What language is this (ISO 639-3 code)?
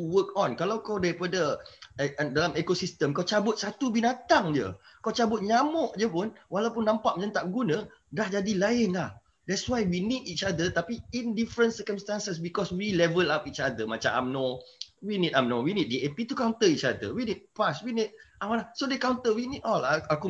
msa